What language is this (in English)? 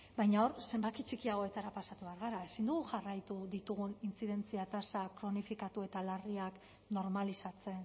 Basque